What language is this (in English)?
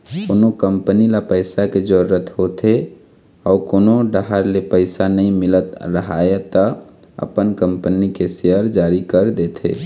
Chhattisgarhi